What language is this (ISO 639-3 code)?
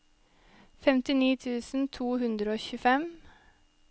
nor